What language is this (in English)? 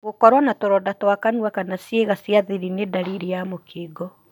Kikuyu